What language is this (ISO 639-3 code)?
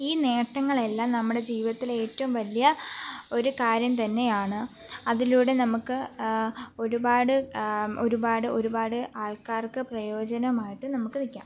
mal